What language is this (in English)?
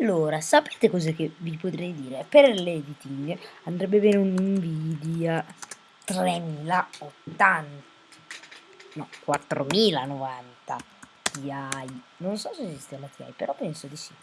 Italian